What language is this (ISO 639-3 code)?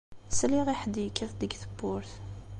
kab